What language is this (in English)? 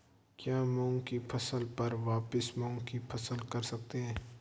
Hindi